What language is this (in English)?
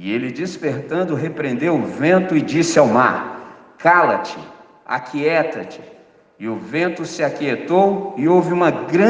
Portuguese